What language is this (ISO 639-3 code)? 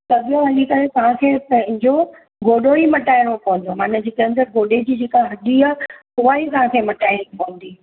snd